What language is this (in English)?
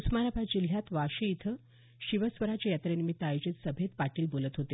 Marathi